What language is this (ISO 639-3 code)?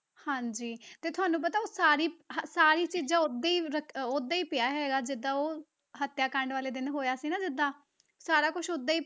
pan